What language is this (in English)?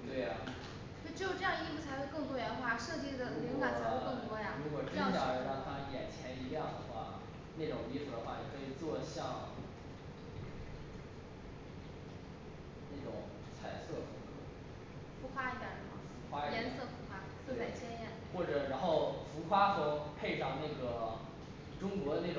Chinese